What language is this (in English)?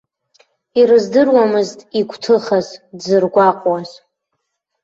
Abkhazian